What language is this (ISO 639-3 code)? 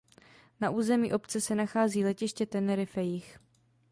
ces